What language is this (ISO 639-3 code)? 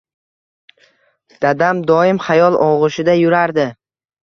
uzb